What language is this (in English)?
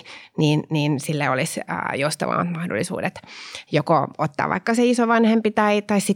Finnish